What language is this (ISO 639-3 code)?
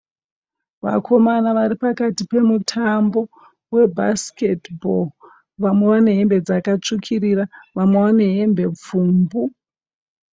sna